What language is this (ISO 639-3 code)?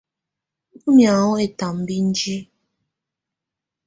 tvu